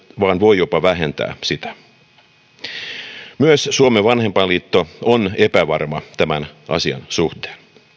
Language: Finnish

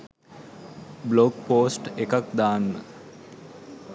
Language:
Sinhala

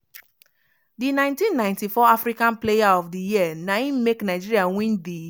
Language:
Nigerian Pidgin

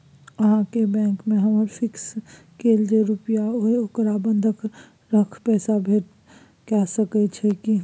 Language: Maithili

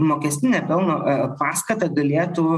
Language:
Lithuanian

